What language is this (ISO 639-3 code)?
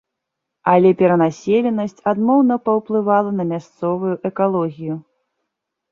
bel